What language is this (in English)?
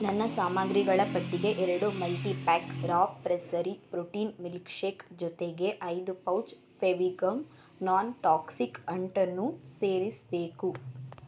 Kannada